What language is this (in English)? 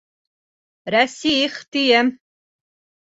Bashkir